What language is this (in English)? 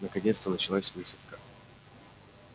Russian